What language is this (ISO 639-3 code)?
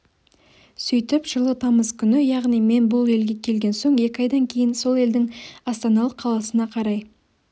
kaz